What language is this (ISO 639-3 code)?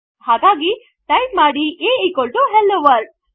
kan